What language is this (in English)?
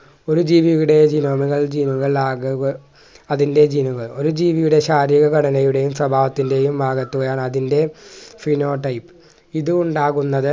Malayalam